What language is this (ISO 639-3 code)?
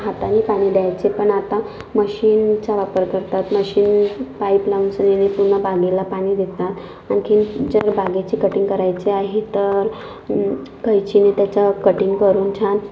mar